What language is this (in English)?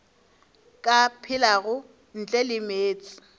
Northern Sotho